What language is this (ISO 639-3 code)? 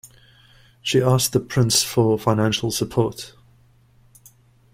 eng